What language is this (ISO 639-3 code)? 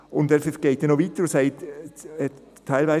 gsw